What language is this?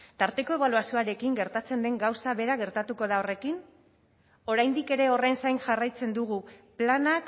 Basque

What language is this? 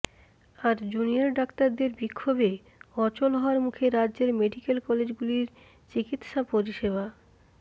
Bangla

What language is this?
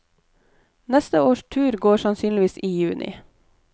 Norwegian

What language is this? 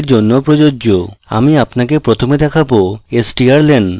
Bangla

